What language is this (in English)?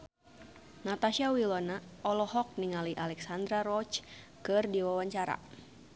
Sundanese